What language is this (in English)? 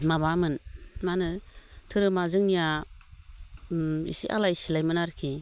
Bodo